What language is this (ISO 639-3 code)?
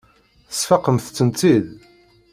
kab